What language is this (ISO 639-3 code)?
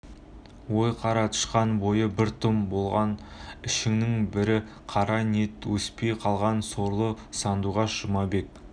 kaz